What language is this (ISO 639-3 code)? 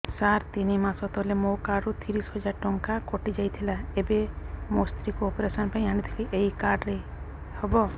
ori